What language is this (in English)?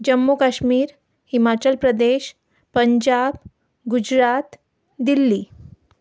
Konkani